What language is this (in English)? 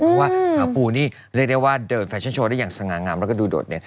Thai